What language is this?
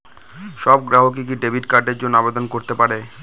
Bangla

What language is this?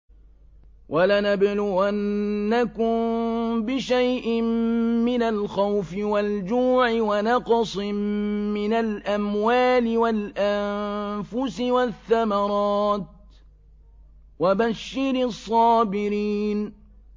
Arabic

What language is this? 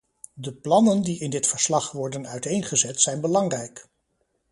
Dutch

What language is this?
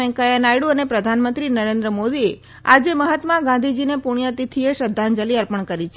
Gujarati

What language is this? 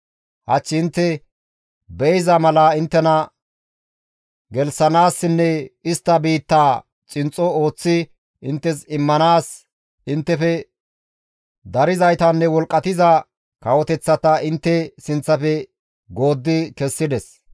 Gamo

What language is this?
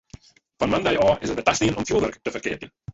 Western Frisian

